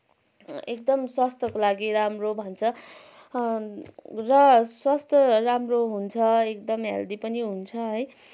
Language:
Nepali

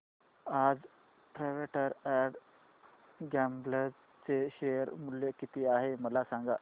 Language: Marathi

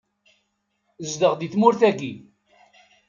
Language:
Kabyle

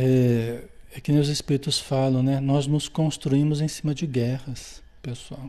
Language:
Portuguese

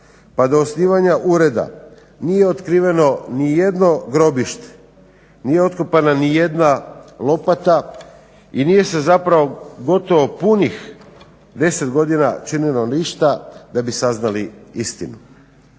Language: Croatian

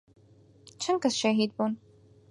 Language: Central Kurdish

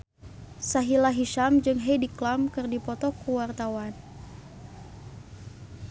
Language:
Sundanese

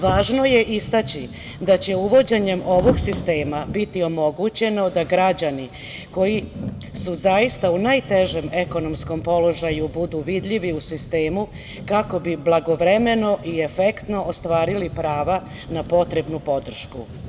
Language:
Serbian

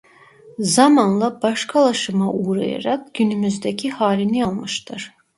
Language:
Turkish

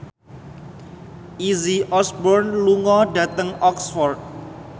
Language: Javanese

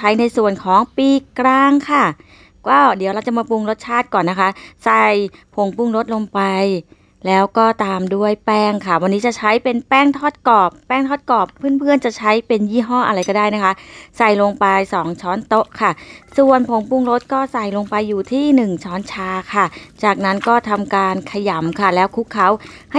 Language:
Thai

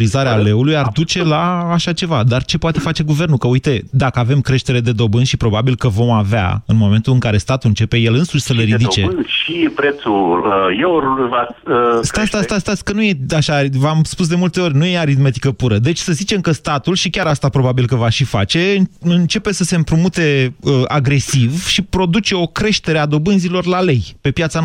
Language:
Romanian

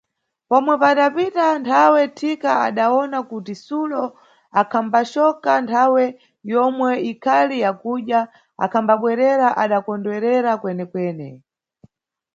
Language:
Nyungwe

